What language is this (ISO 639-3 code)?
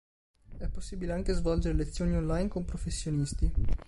ita